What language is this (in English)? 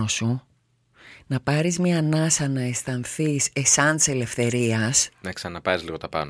Greek